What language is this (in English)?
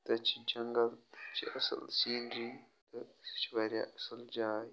Kashmiri